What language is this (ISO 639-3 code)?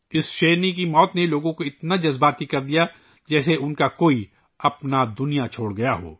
urd